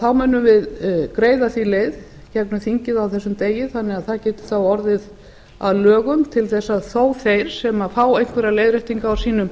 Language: Icelandic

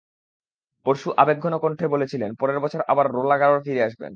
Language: Bangla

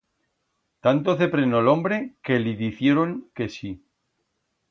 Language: Aragonese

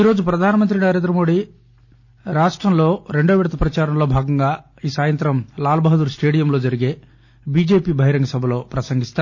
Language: Telugu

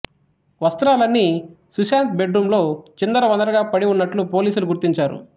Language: Telugu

